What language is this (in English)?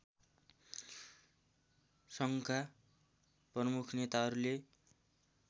Nepali